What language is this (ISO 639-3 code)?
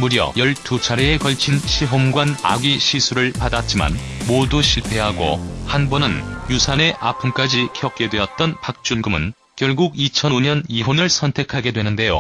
kor